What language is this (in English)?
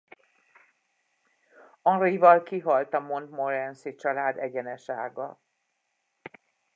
Hungarian